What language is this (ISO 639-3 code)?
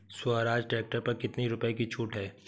hin